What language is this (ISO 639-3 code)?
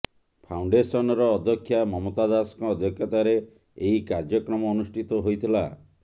ori